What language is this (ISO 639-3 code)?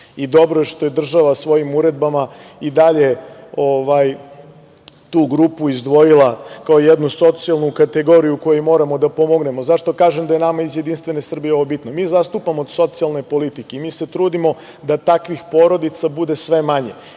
srp